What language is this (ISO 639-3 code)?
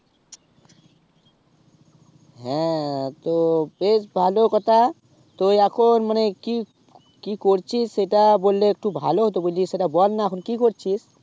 ben